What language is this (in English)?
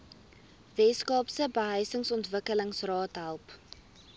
Afrikaans